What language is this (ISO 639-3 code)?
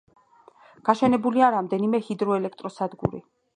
kat